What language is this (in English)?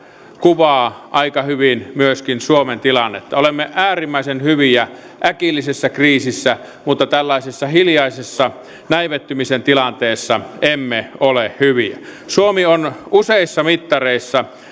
Finnish